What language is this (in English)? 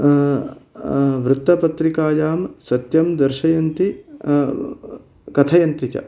Sanskrit